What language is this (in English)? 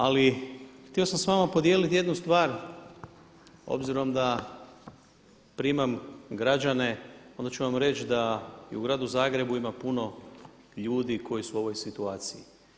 Croatian